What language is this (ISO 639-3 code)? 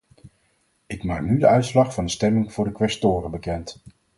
nld